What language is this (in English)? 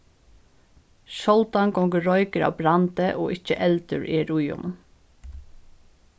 Faroese